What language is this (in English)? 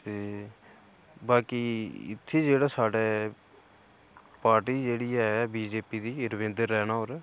Dogri